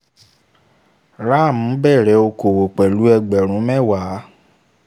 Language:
Yoruba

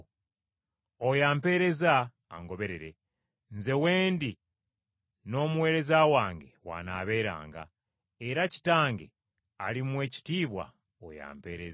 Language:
Ganda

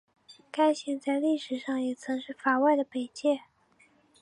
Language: Chinese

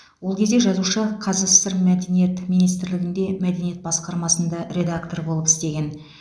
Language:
Kazakh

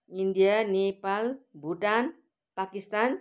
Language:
Nepali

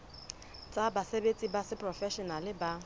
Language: Southern Sotho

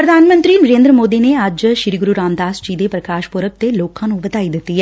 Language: Punjabi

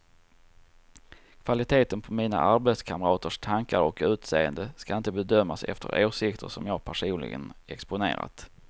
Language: Swedish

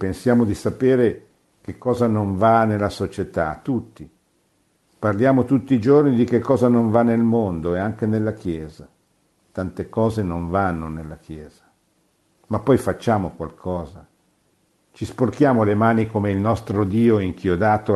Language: Italian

